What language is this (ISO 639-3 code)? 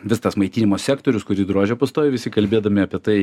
lit